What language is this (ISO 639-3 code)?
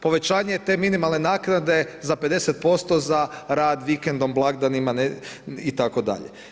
hrv